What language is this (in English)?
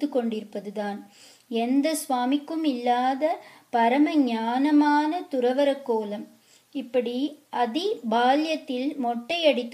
Romanian